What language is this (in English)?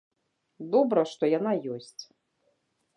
Belarusian